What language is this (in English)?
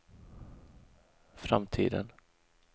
Swedish